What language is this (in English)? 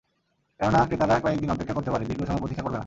Bangla